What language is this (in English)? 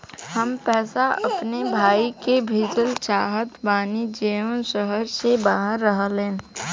Bhojpuri